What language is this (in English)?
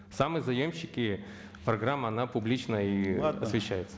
Kazakh